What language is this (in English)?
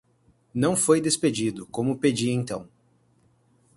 Portuguese